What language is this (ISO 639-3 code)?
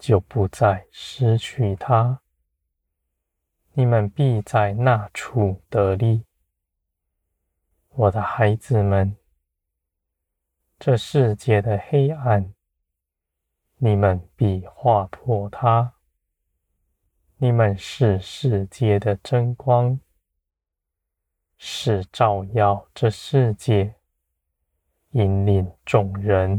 zho